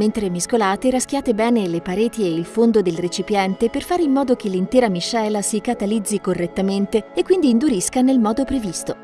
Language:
Italian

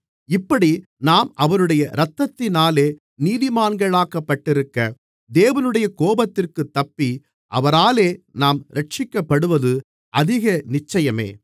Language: Tamil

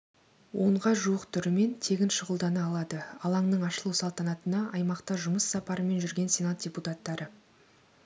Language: Kazakh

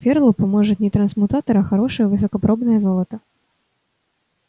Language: Russian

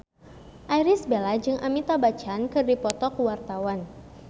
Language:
Sundanese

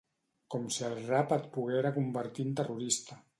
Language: Catalan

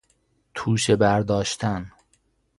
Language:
Persian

